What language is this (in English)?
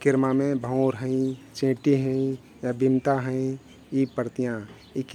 Kathoriya Tharu